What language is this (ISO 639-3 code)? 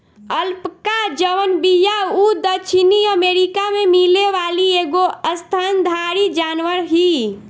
bho